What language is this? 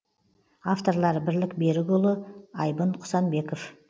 Kazakh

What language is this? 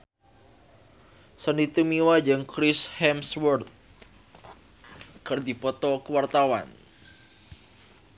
Sundanese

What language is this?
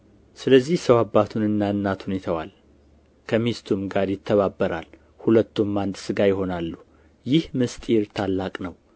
Amharic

